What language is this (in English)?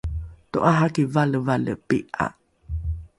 Rukai